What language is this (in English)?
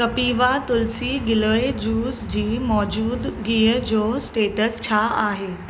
Sindhi